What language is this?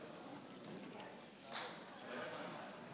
Hebrew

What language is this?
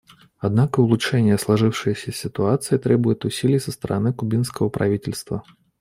Russian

